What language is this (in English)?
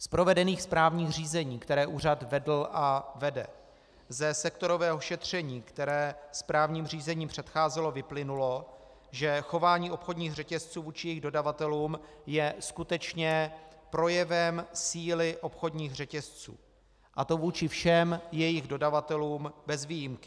Czech